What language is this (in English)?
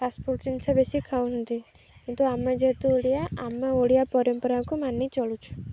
Odia